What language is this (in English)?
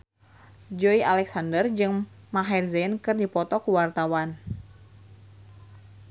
Sundanese